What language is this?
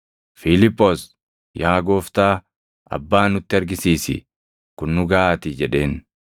Oromo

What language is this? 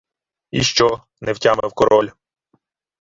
Ukrainian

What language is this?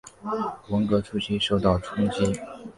Chinese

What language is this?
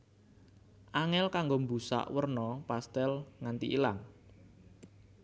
Javanese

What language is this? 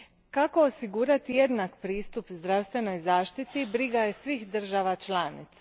Croatian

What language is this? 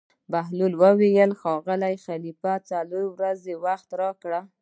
Pashto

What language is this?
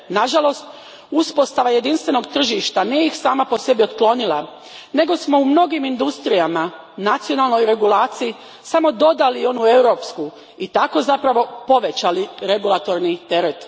Croatian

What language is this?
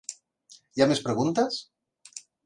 Catalan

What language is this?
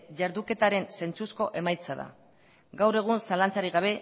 Basque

